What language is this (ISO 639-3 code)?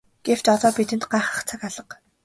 mon